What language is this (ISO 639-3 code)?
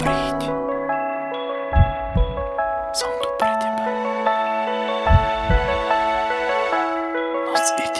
slk